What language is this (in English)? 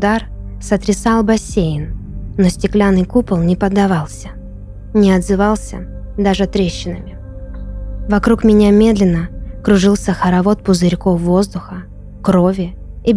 Russian